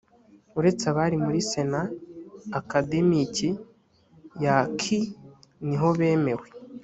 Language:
Kinyarwanda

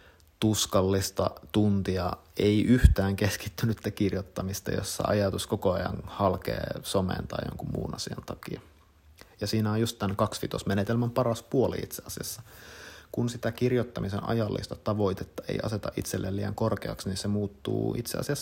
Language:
Finnish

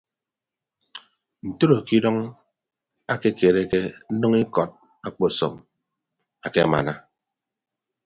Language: Ibibio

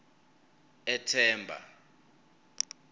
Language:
Swati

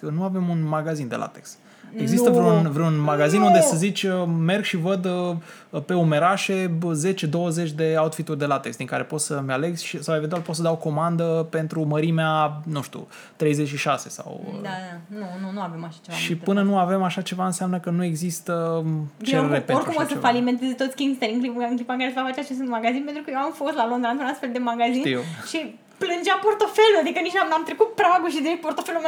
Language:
Romanian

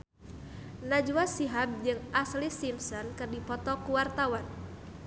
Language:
Sundanese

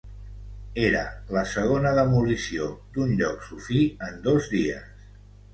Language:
Catalan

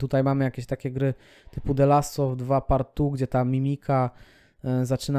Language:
Polish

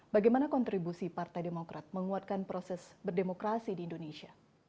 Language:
Indonesian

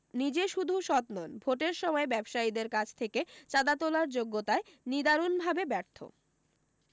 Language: Bangla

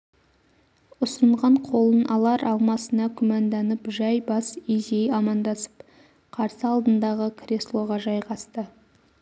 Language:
Kazakh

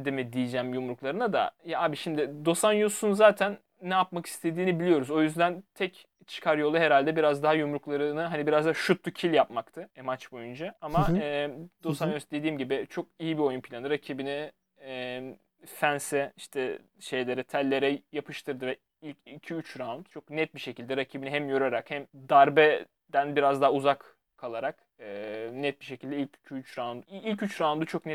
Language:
Turkish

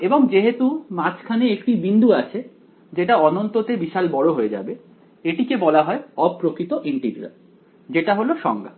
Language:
Bangla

